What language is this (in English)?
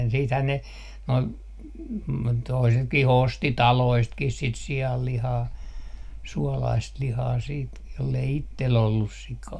Finnish